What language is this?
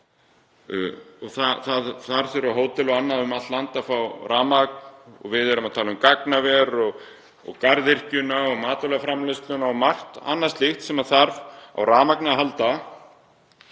Icelandic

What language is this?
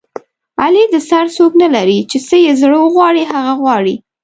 Pashto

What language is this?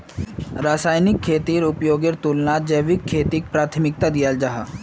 Magahi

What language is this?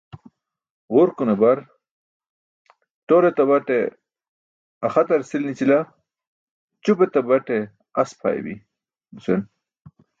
Burushaski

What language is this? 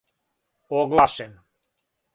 Serbian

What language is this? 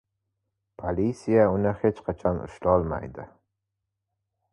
Uzbek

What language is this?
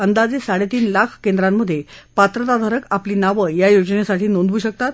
Marathi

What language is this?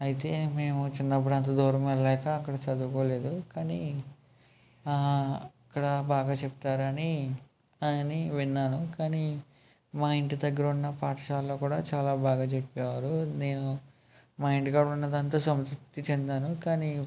Telugu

